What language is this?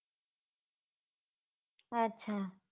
Gujarati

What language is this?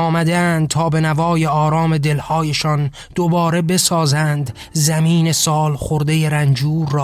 Persian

